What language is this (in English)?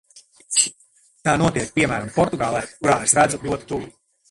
Latvian